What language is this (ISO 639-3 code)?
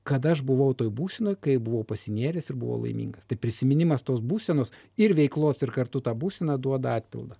lit